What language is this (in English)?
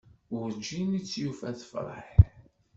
Kabyle